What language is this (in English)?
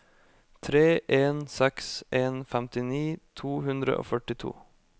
Norwegian